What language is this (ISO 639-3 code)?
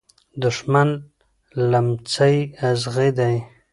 pus